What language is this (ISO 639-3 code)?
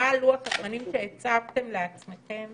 heb